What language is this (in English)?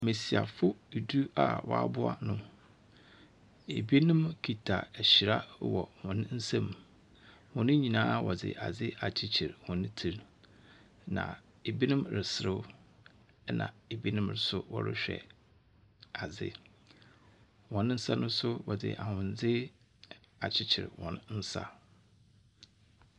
Akan